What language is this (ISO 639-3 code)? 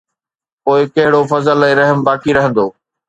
snd